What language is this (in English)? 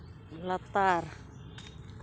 Santali